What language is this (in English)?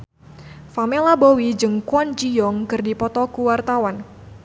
Sundanese